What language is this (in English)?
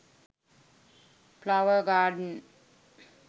Sinhala